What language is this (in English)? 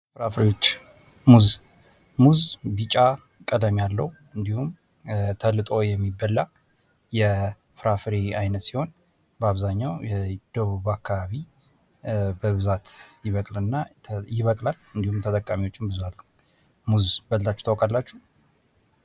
Amharic